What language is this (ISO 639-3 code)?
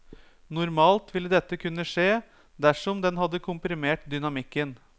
nor